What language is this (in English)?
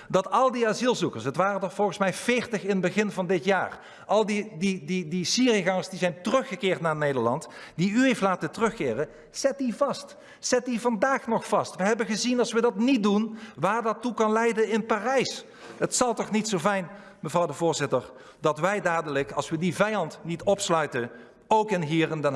Dutch